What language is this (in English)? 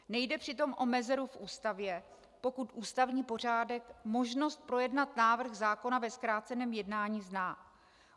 Czech